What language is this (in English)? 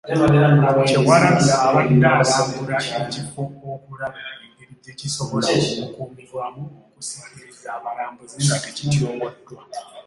Ganda